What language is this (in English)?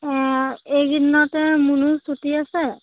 Assamese